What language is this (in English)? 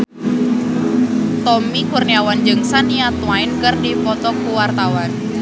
Sundanese